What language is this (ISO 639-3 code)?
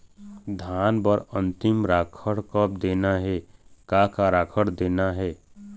hne